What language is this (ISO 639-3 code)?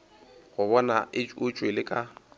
nso